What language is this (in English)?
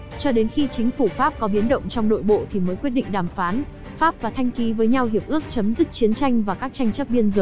Vietnamese